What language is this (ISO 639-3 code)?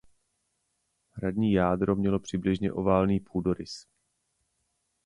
ces